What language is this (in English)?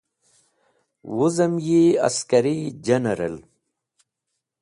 Wakhi